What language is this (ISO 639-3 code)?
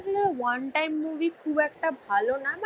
ben